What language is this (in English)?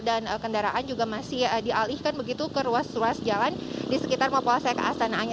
Indonesian